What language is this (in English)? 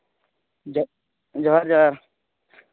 Santali